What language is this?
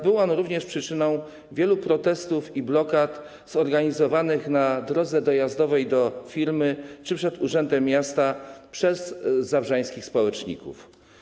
Polish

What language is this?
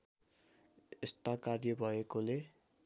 Nepali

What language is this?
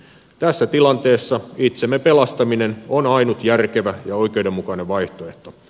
Finnish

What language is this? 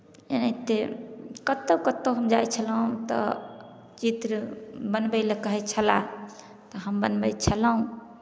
Maithili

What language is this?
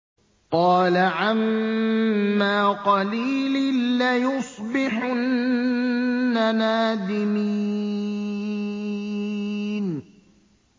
Arabic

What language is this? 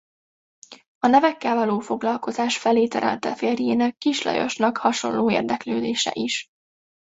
Hungarian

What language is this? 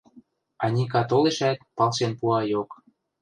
Western Mari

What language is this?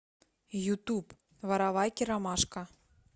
Russian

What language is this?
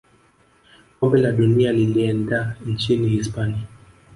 Swahili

